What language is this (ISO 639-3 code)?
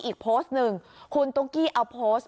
tha